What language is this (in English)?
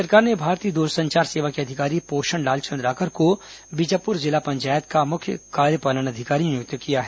Hindi